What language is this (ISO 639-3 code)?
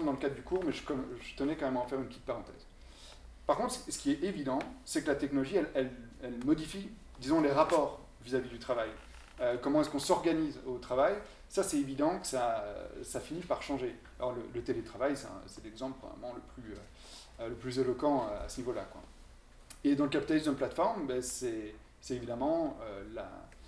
fra